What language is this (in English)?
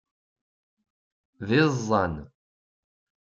Kabyle